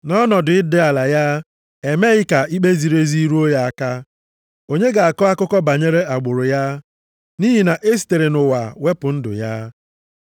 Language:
Igbo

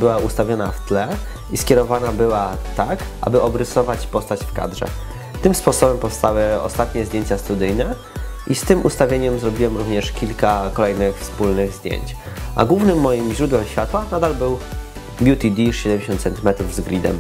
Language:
Polish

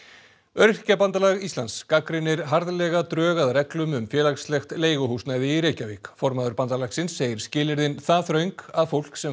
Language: Icelandic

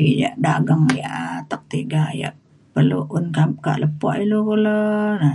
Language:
Mainstream Kenyah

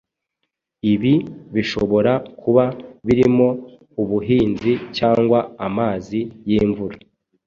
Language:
Kinyarwanda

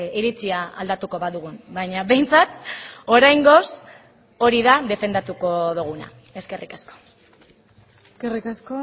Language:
Basque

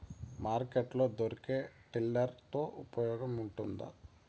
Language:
Telugu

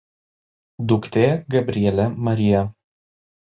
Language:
Lithuanian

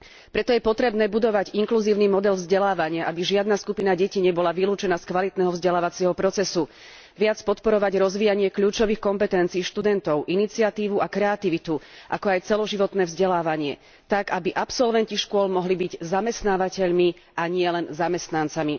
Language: Slovak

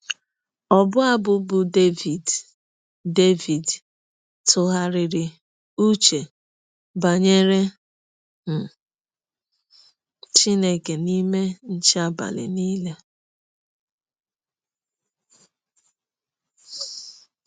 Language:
Igbo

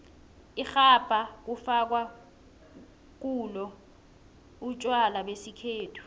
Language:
South Ndebele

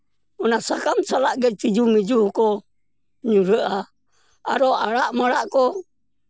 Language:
Santali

